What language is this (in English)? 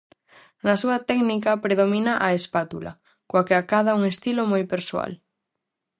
Galician